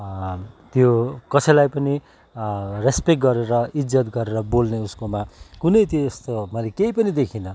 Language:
Nepali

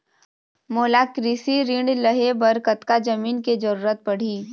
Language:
Chhattisgarhi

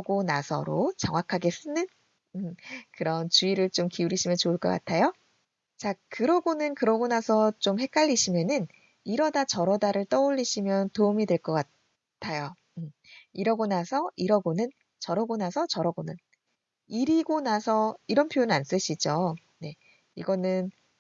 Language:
Korean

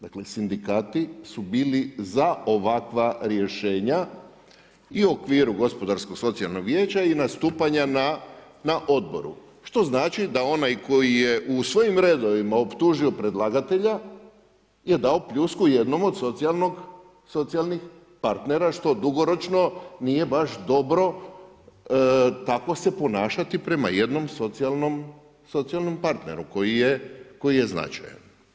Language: Croatian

